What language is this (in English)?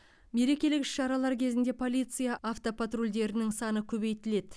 Kazakh